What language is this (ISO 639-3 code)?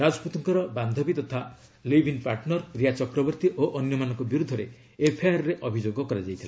ori